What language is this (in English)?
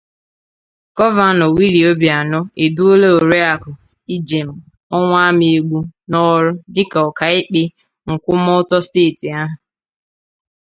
Igbo